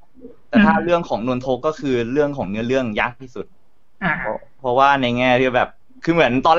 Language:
Thai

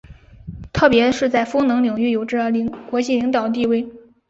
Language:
Chinese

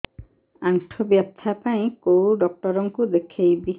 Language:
Odia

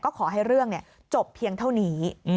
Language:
Thai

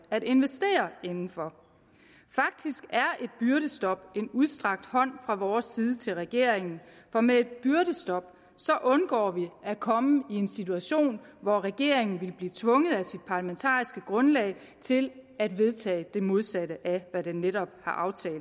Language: Danish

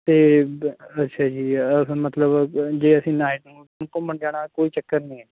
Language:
Punjabi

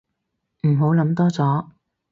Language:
Cantonese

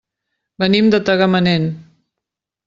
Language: Catalan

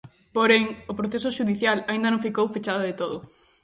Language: Galician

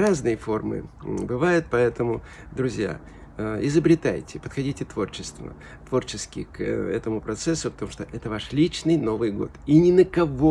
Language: Russian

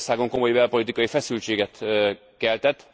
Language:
Hungarian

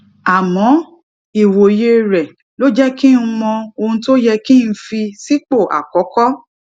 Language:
Yoruba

